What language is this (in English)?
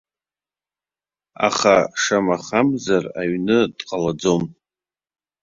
Abkhazian